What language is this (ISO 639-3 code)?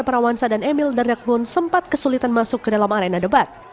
ind